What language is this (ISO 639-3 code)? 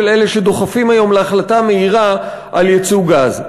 heb